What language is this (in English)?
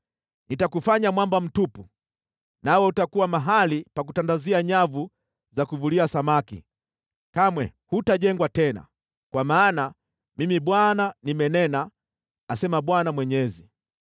Swahili